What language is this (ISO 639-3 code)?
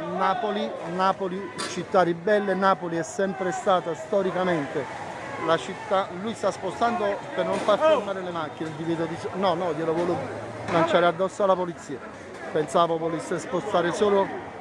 ita